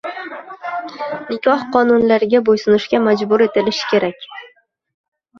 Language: Uzbek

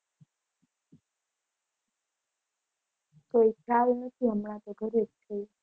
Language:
Gujarati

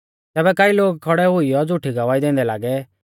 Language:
Mahasu Pahari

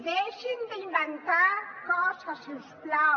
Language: Catalan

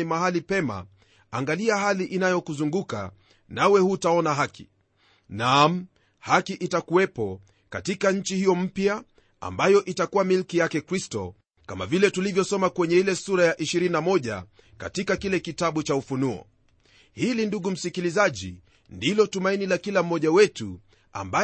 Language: Swahili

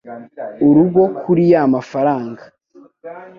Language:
Kinyarwanda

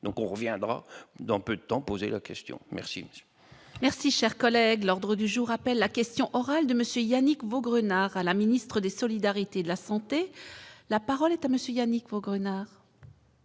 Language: French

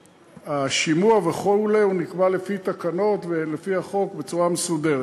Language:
Hebrew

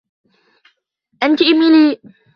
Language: Arabic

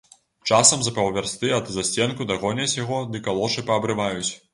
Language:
Belarusian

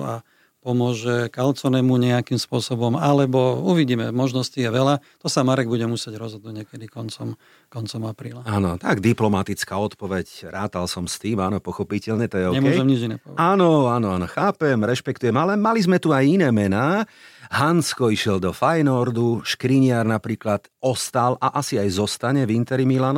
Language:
Slovak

